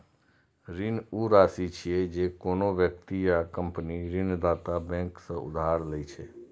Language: Maithili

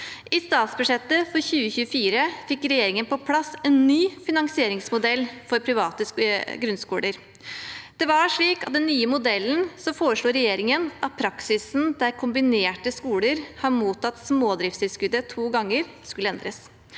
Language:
Norwegian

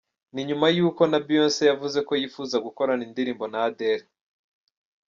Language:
Kinyarwanda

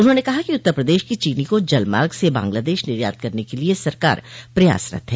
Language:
Hindi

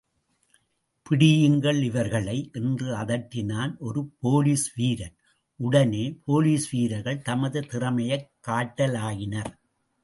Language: Tamil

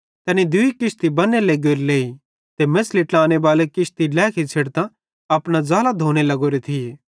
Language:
Bhadrawahi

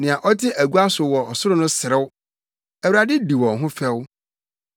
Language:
Akan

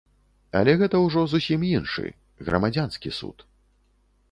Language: Belarusian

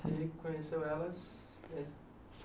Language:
Portuguese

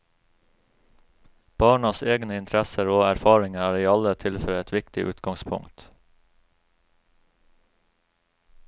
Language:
Norwegian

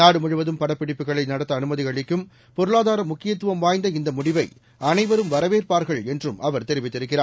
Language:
Tamil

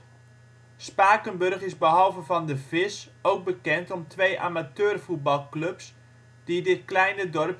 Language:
Dutch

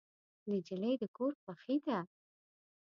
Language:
Pashto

